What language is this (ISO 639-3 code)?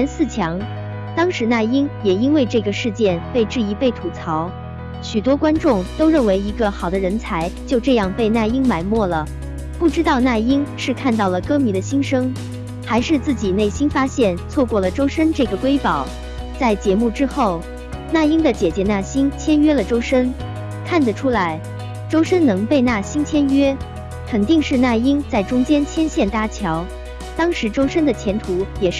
zho